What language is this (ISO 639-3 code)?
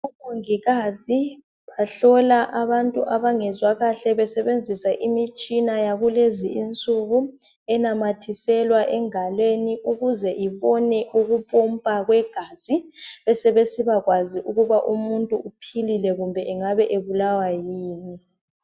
nde